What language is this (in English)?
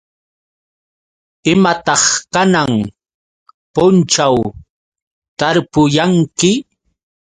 Yauyos Quechua